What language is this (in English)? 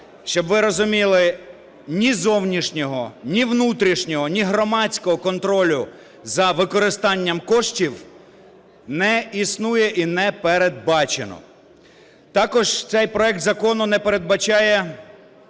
Ukrainian